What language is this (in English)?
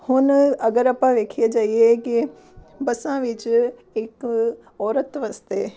Punjabi